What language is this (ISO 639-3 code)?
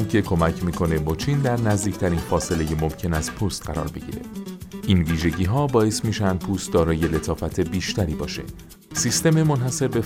fas